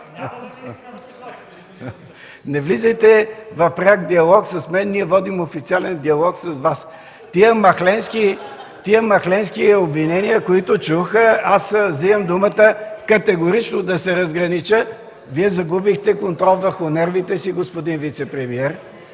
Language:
Bulgarian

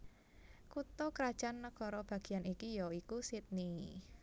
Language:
Javanese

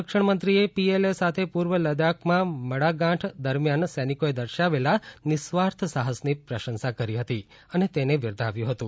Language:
Gujarati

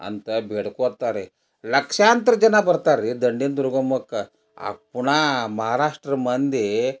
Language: Kannada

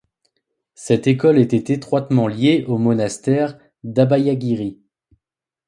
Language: French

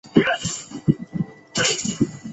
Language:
Chinese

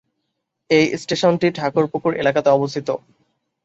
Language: Bangla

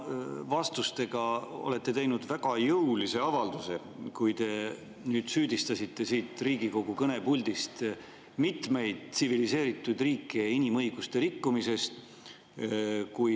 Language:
Estonian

